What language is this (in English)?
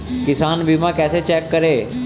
Hindi